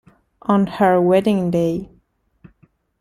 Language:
Italian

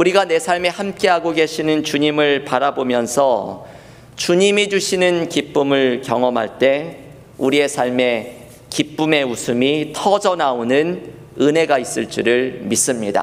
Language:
Korean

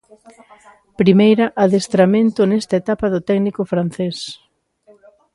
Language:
Galician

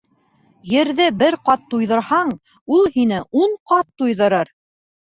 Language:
Bashkir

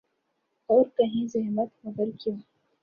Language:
Urdu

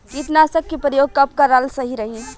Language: Bhojpuri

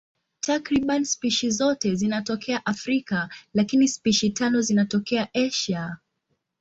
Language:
Swahili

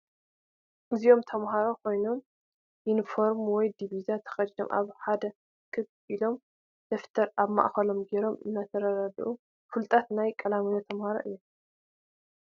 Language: Tigrinya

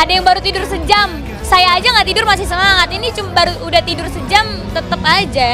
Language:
Indonesian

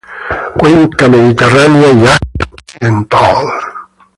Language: Spanish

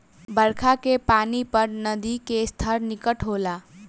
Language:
Bhojpuri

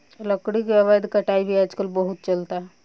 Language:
Bhojpuri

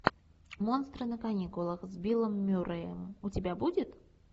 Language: Russian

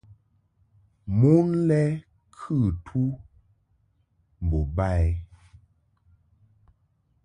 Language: Mungaka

